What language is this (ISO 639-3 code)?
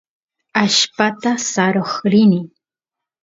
qus